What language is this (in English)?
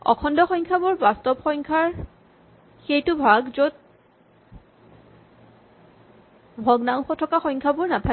Assamese